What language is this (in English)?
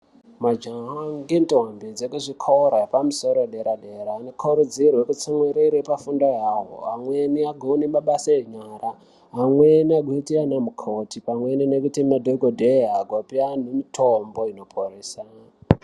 Ndau